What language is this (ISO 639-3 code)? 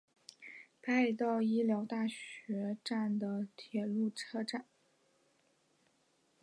zho